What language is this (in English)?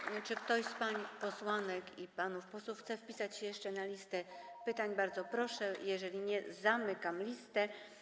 Polish